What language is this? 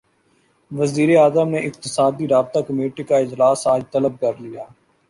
Urdu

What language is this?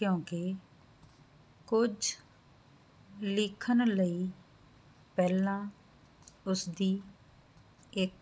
Punjabi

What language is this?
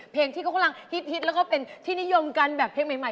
Thai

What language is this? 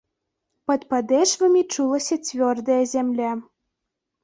Belarusian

